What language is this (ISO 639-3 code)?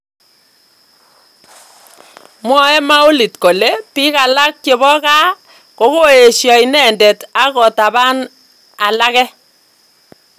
kln